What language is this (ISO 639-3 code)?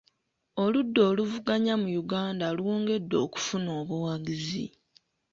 lug